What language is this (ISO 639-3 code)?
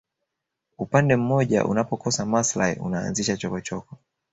swa